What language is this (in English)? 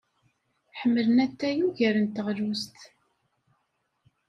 Kabyle